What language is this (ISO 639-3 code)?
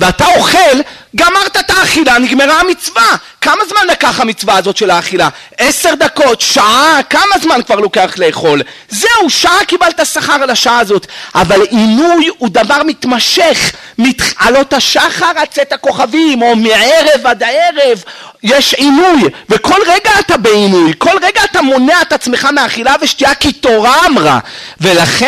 heb